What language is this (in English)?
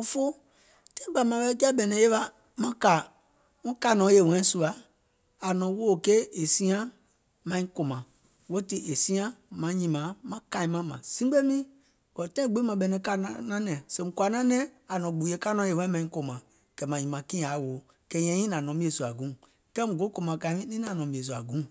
Gola